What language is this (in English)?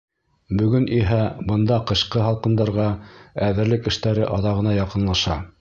Bashkir